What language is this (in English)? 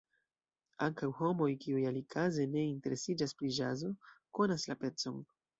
Esperanto